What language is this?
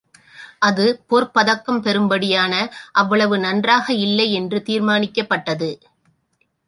Tamil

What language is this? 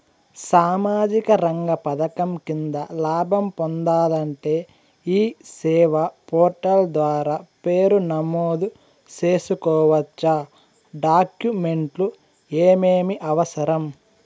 Telugu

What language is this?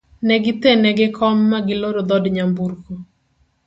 Luo (Kenya and Tanzania)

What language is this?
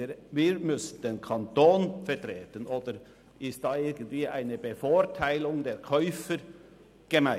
Swiss German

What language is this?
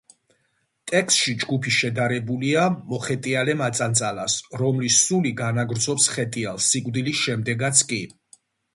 Georgian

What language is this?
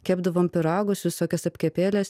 Lithuanian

